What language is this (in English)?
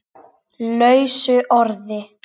Icelandic